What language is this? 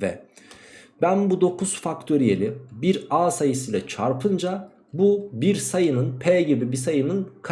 Turkish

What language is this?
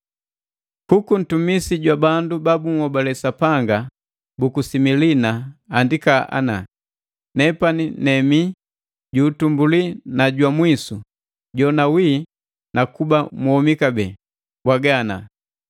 Matengo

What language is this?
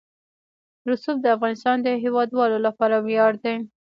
Pashto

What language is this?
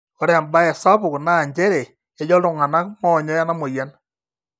Masai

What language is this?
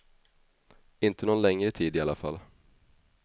Swedish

